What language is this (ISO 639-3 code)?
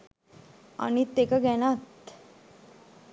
sin